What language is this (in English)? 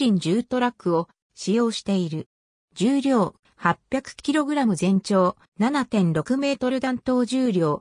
Japanese